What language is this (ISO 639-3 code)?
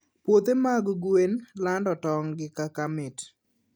luo